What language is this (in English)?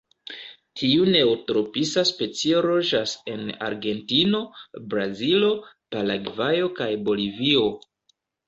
Esperanto